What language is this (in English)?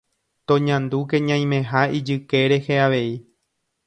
Guarani